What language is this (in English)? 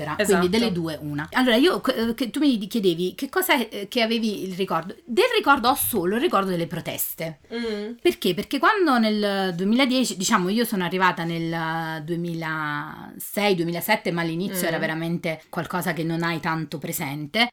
Italian